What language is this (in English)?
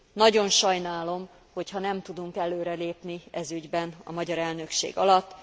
Hungarian